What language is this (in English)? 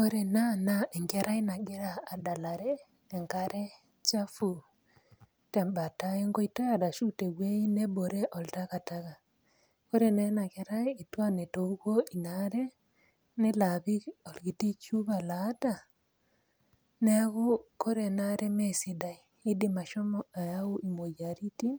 Masai